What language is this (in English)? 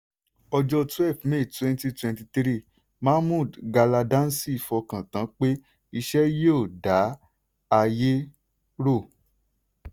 Yoruba